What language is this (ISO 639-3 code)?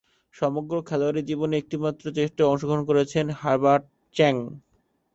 ben